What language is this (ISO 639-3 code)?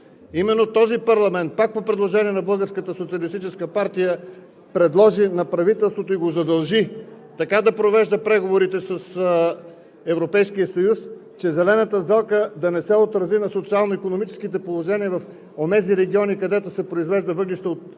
bul